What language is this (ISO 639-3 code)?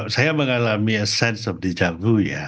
ind